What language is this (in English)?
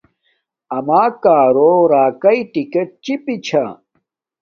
Domaaki